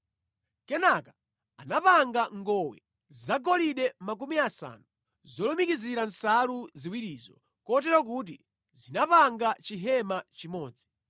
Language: Nyanja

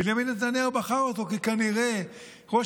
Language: Hebrew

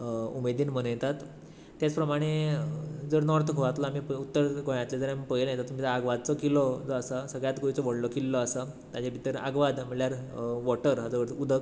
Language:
Konkani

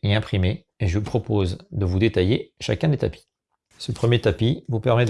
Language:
French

